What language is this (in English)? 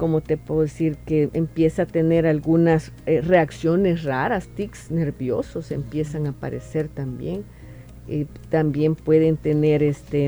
Spanish